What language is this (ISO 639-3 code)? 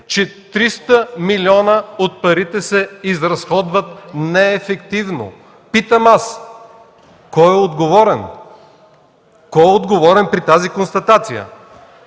bul